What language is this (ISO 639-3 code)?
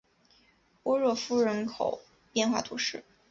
zho